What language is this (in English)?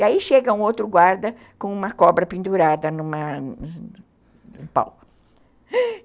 Portuguese